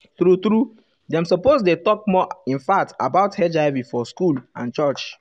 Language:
Nigerian Pidgin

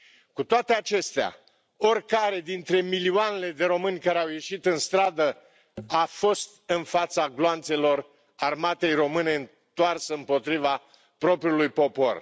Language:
Romanian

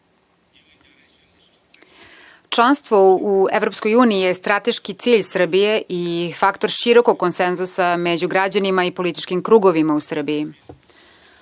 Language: Serbian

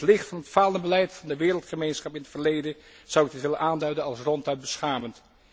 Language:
Dutch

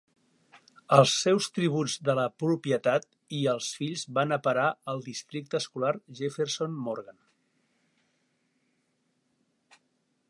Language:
Catalan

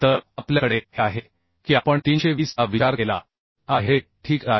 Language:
Marathi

